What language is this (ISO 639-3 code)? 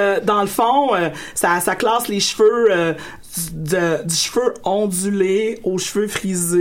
fra